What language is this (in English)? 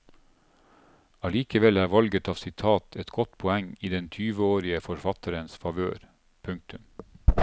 Norwegian